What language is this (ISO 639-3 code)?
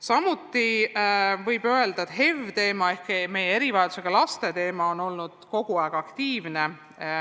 est